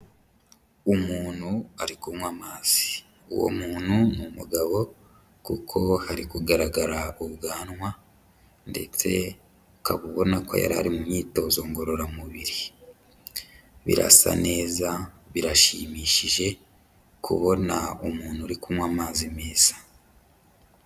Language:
Kinyarwanda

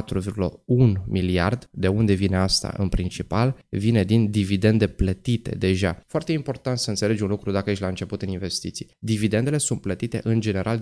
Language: Romanian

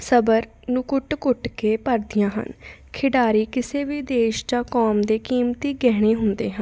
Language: Punjabi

